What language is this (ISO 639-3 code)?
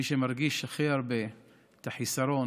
heb